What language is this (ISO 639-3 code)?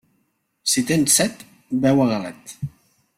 cat